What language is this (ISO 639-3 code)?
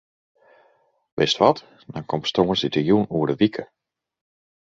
fry